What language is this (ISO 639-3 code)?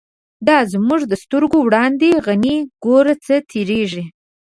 pus